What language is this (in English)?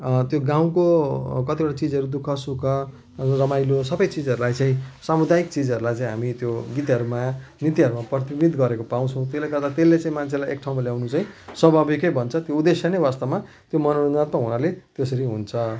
Nepali